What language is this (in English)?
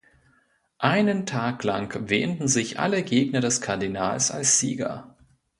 German